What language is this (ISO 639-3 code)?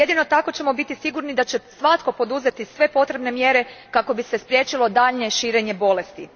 hrv